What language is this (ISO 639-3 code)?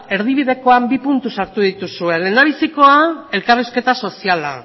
eus